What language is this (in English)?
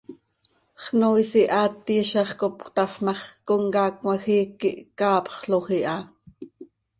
Seri